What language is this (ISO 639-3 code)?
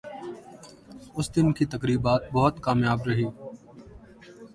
urd